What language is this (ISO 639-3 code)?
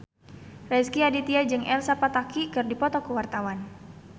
sun